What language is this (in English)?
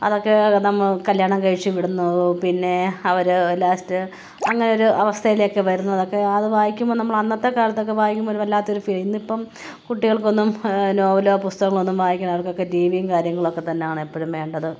Malayalam